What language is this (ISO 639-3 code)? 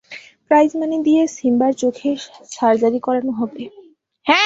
ben